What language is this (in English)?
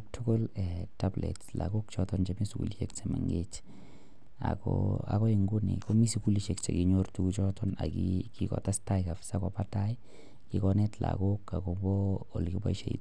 Kalenjin